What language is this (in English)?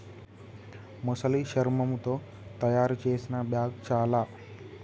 Telugu